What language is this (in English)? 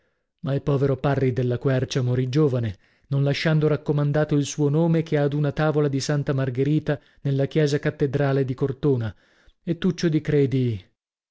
Italian